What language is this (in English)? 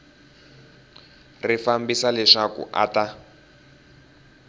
Tsonga